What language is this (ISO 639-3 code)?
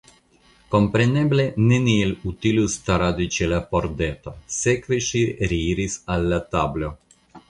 epo